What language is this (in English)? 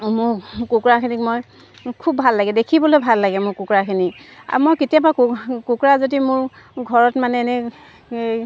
Assamese